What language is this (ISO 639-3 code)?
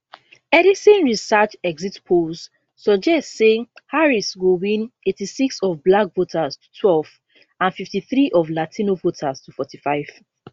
pcm